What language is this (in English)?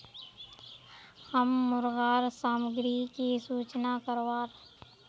Magahi